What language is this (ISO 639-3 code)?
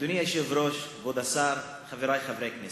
heb